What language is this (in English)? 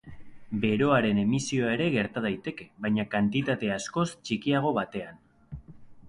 Basque